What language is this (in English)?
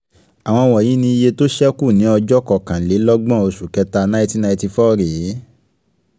Yoruba